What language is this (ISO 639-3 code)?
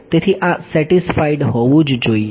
guj